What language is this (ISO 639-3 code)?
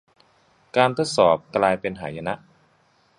tha